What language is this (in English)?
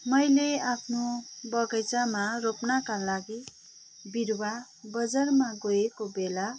Nepali